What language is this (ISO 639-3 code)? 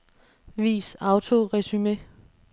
dan